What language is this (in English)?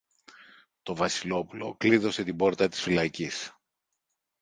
Greek